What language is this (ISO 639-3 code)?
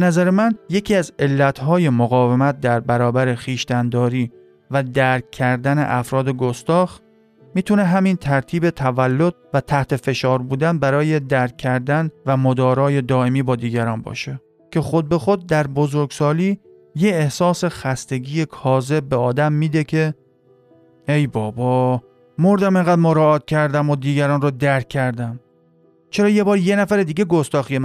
fas